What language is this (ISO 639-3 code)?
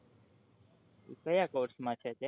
guj